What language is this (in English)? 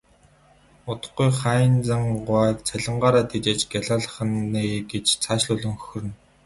Mongolian